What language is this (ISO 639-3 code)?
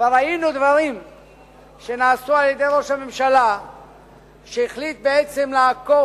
heb